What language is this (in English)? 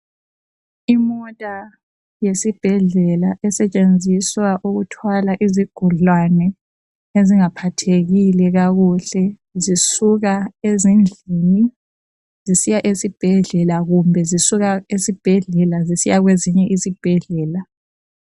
North Ndebele